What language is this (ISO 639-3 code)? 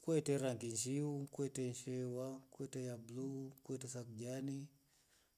rof